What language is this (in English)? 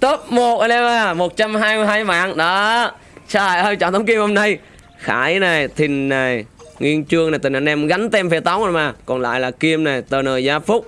Vietnamese